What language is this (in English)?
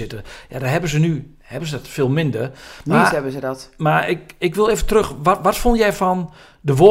Dutch